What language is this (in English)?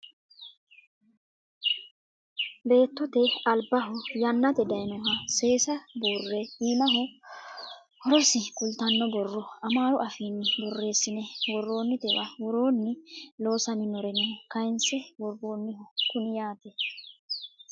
Sidamo